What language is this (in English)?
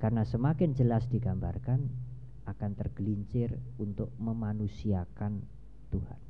Indonesian